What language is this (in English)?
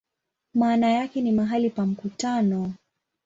Swahili